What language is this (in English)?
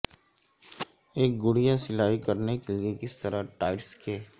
Urdu